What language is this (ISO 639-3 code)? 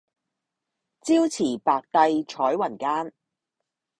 yue